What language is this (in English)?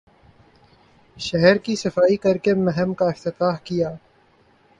Urdu